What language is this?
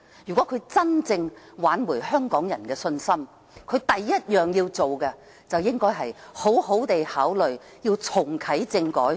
Cantonese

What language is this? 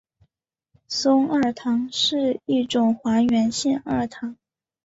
Chinese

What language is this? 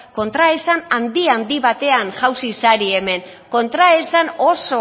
Basque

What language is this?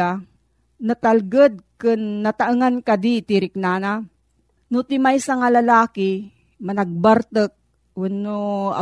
Filipino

